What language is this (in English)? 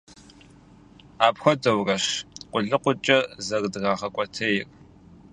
Kabardian